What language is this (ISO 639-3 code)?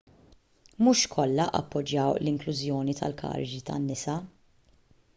mlt